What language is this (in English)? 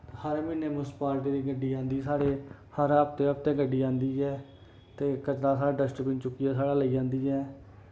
Dogri